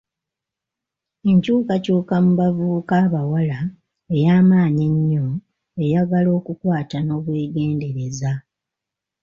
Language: Ganda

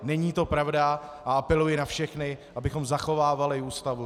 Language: Czech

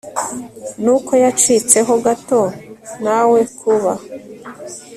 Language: Kinyarwanda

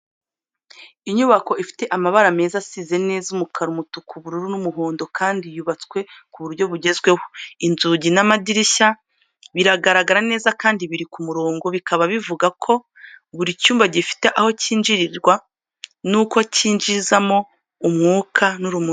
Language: Kinyarwanda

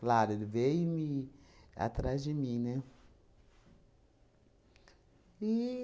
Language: Portuguese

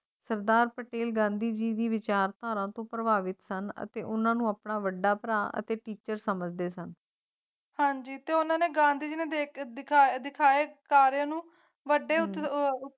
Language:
Punjabi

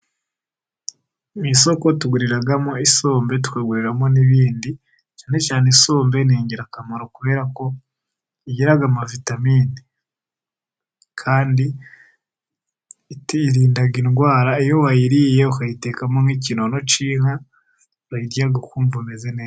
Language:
Kinyarwanda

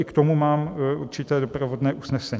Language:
Czech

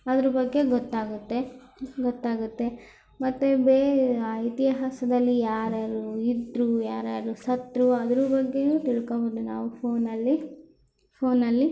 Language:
Kannada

